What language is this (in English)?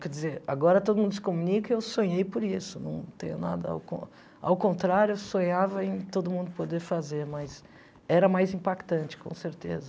Portuguese